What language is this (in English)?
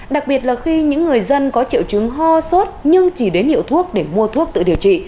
Vietnamese